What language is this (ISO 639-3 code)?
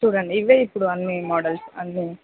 tel